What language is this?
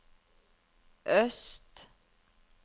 Norwegian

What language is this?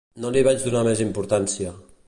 Catalan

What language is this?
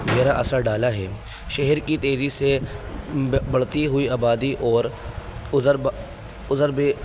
Urdu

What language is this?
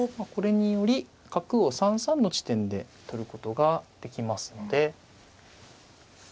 Japanese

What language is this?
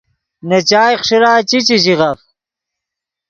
Yidgha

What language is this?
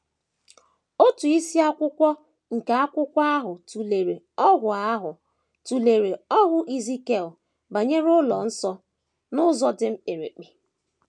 Igbo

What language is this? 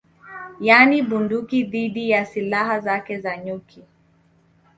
Swahili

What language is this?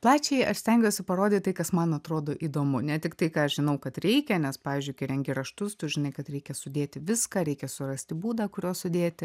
Lithuanian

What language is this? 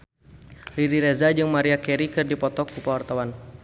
Sundanese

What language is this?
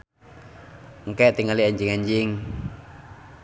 Sundanese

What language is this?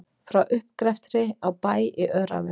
Icelandic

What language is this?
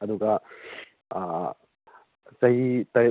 Manipuri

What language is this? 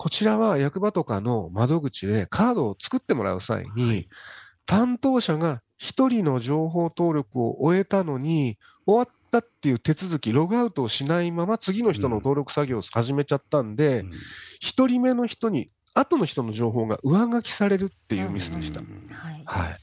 Japanese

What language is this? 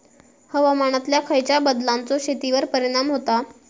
Marathi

